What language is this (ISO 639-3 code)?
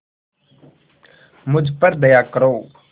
hin